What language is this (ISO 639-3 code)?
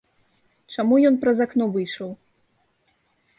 bel